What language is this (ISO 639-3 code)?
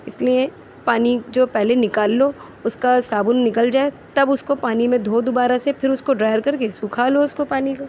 urd